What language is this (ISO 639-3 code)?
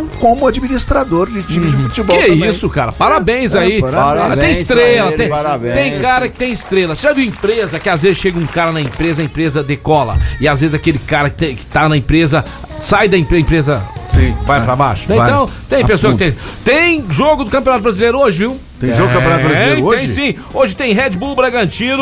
por